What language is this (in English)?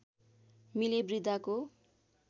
Nepali